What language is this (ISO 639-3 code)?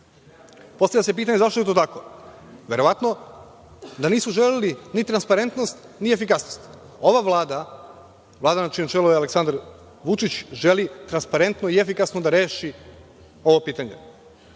srp